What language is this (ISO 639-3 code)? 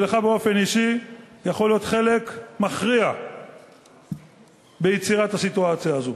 heb